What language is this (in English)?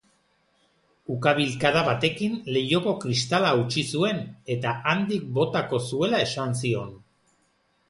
Basque